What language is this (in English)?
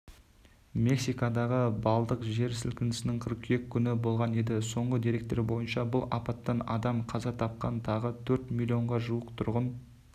Kazakh